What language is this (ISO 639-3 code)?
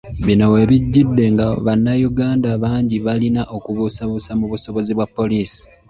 lug